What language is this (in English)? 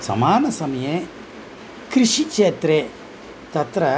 Sanskrit